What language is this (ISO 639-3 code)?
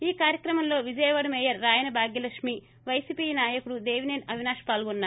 tel